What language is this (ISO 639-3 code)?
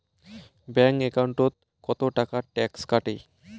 ben